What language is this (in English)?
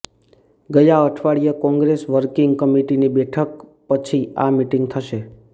Gujarati